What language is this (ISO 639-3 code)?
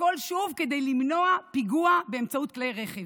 heb